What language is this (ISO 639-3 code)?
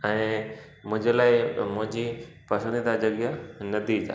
snd